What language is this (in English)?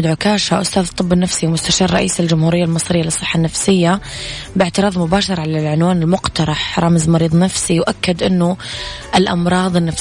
Arabic